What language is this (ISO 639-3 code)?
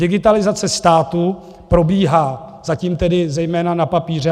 ces